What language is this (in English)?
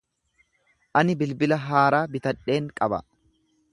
Oromo